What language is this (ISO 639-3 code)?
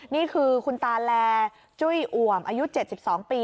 tha